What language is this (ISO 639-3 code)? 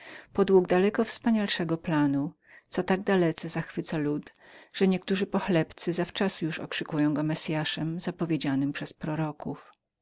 pol